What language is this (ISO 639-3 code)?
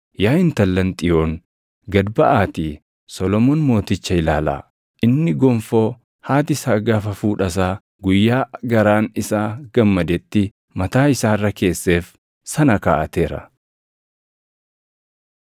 orm